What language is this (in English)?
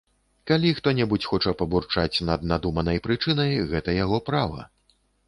Belarusian